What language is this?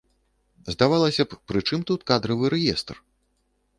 Belarusian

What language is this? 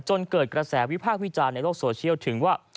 Thai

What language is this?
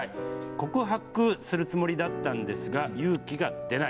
Japanese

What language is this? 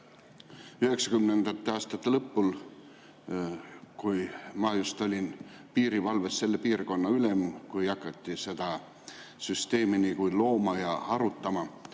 Estonian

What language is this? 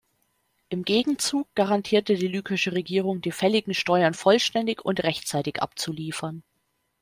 German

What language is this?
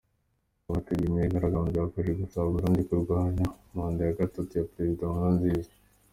Kinyarwanda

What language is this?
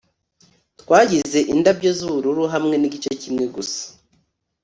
Kinyarwanda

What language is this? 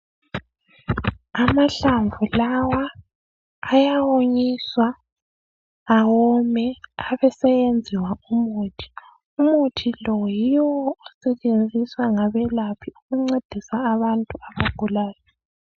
North Ndebele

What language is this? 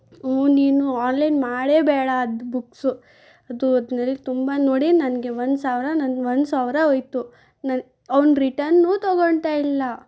Kannada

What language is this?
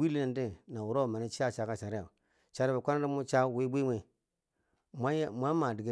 Bangwinji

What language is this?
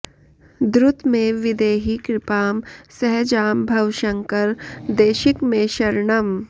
Sanskrit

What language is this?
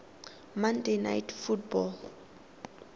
Tswana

